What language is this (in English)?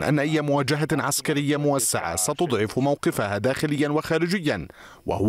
Arabic